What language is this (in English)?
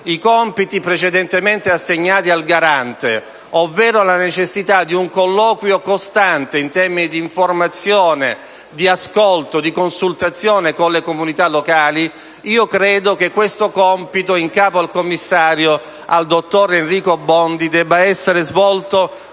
Italian